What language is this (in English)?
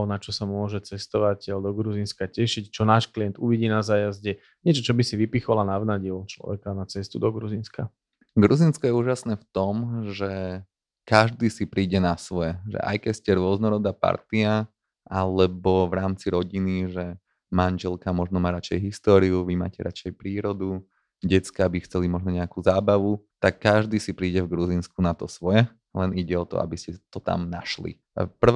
Slovak